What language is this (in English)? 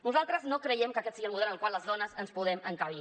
Catalan